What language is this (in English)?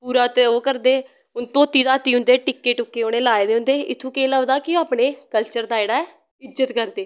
Dogri